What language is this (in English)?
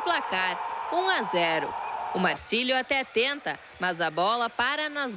Portuguese